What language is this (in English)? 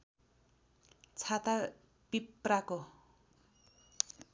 Nepali